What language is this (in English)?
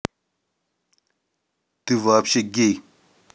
Russian